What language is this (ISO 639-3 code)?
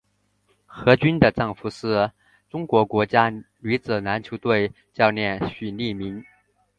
zho